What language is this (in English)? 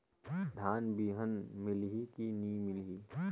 Chhattisgarhi